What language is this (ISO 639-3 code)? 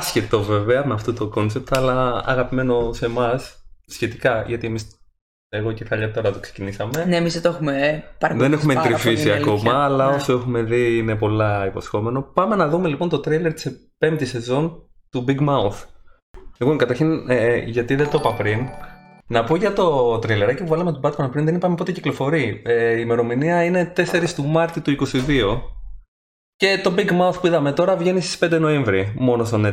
ell